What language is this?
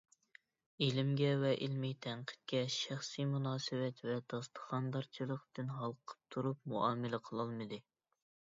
Uyghur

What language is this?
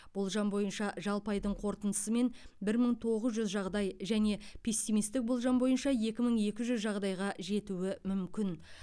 Kazakh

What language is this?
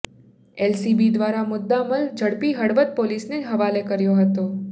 Gujarati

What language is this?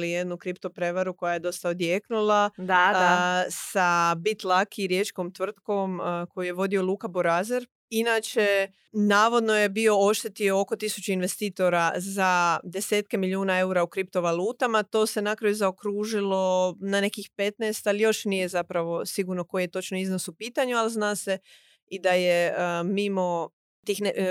Croatian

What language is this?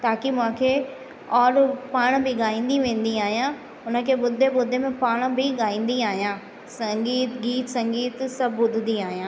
Sindhi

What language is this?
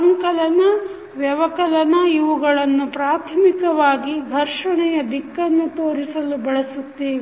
Kannada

